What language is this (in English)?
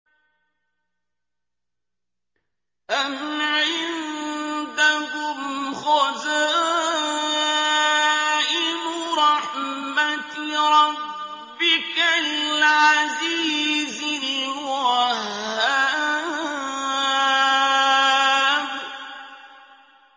Arabic